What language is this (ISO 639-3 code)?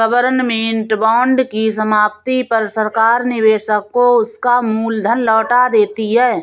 hin